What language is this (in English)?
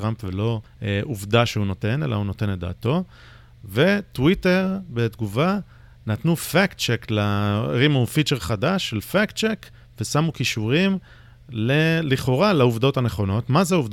Hebrew